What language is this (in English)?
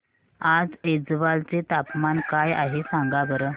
Marathi